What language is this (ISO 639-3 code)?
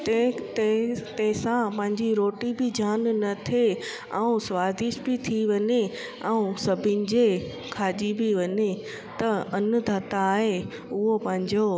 snd